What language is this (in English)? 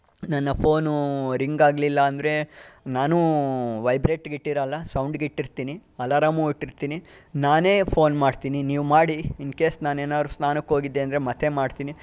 Kannada